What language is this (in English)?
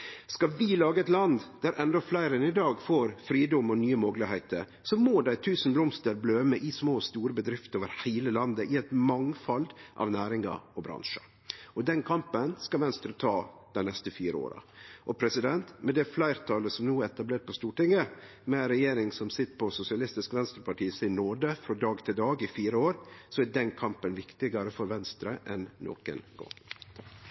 Norwegian Nynorsk